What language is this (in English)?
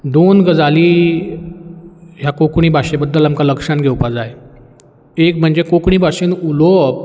Konkani